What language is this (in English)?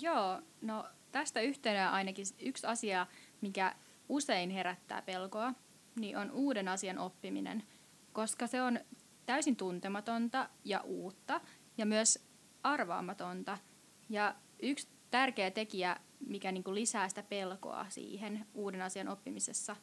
Finnish